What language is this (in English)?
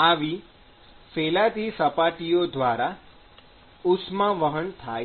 Gujarati